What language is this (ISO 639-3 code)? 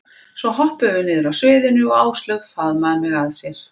isl